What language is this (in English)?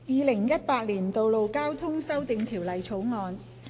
Cantonese